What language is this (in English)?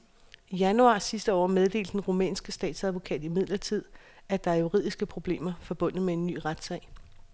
Danish